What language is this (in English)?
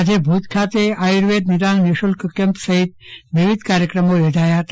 Gujarati